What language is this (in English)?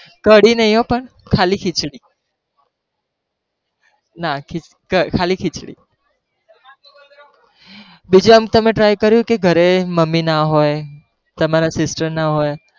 Gujarati